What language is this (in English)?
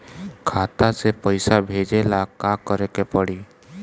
Bhojpuri